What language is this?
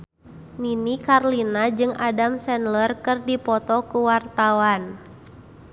Sundanese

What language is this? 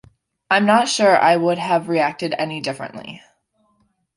English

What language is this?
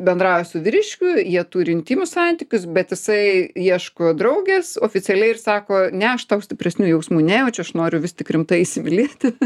Lithuanian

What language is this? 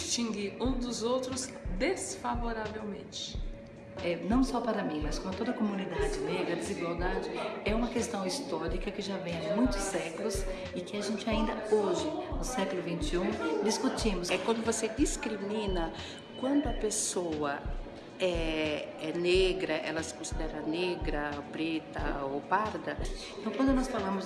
Portuguese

